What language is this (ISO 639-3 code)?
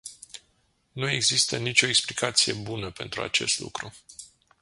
ron